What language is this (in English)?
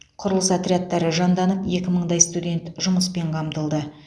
Kazakh